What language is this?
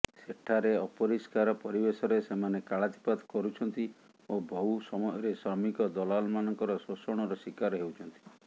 Odia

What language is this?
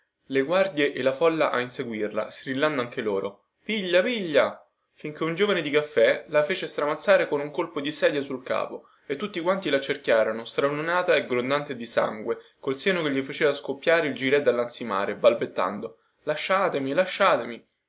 Italian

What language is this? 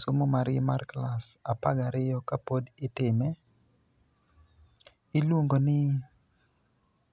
Luo (Kenya and Tanzania)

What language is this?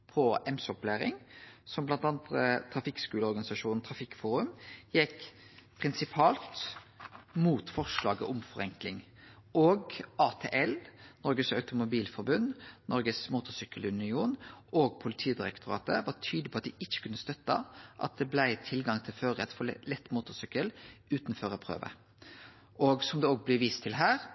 Norwegian Nynorsk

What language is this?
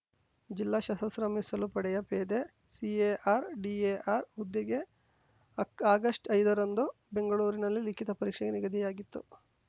Kannada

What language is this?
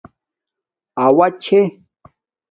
Domaaki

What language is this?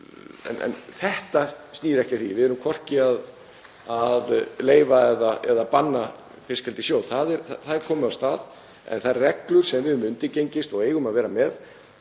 Icelandic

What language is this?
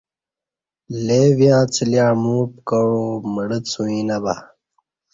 Kati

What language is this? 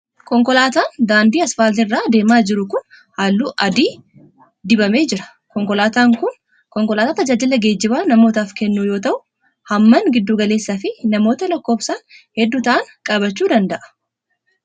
Oromo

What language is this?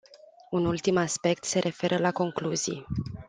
Romanian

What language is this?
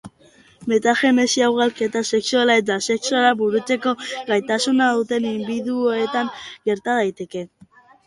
Basque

